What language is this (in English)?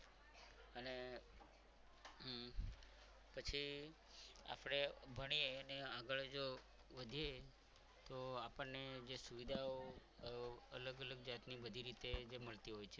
Gujarati